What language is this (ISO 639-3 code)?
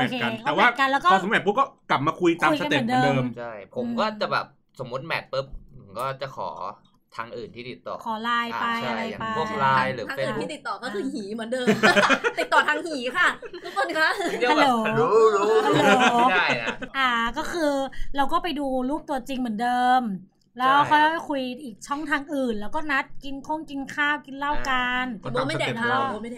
tha